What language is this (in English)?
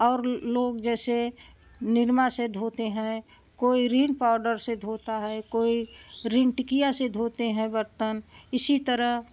Hindi